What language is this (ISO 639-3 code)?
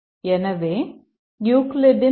tam